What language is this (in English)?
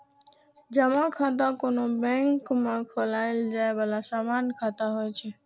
Maithili